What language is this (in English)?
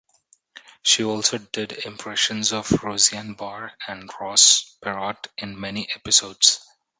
English